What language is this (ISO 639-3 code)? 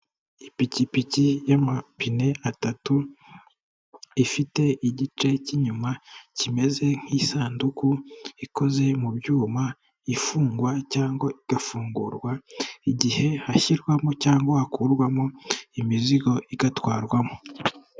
kin